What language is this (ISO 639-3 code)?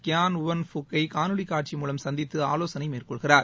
tam